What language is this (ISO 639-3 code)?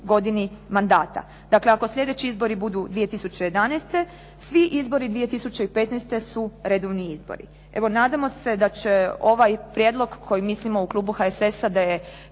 hrv